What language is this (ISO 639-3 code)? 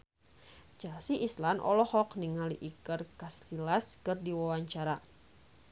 sun